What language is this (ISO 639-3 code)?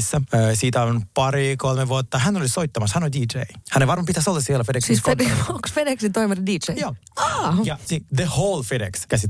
fin